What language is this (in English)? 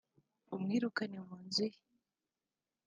Kinyarwanda